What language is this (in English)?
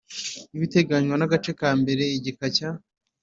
Kinyarwanda